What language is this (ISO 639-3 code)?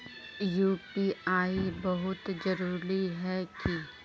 mag